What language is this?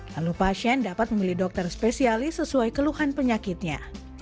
Indonesian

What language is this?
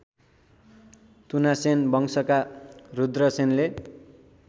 Nepali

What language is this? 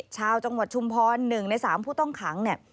Thai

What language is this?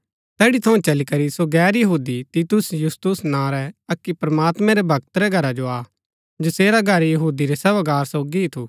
Gaddi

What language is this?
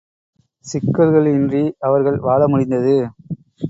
Tamil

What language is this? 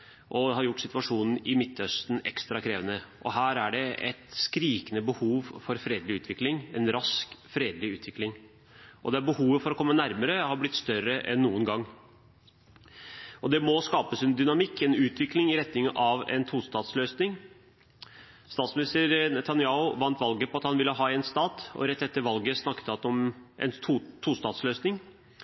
Norwegian Bokmål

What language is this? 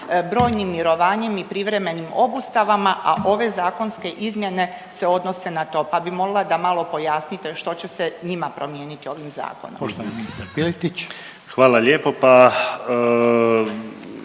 Croatian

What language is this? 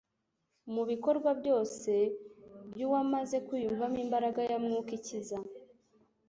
Kinyarwanda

